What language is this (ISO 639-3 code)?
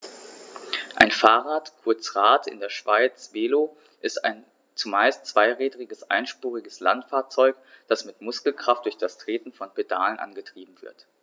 deu